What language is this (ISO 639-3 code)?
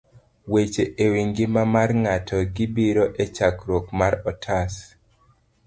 luo